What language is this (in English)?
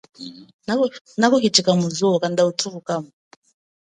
Chokwe